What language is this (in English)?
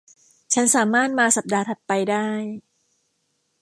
Thai